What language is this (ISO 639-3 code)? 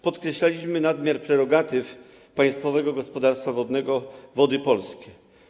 pol